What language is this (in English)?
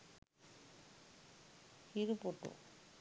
Sinhala